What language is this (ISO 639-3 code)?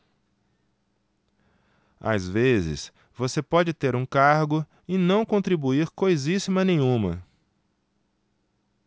por